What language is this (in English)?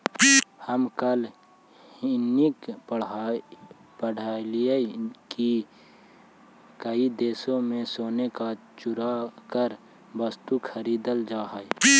Magahi